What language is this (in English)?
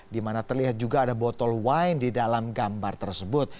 Indonesian